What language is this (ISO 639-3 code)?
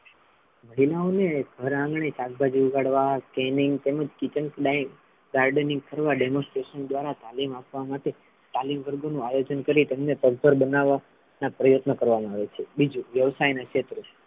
guj